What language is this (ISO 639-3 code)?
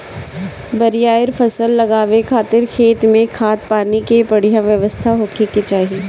bho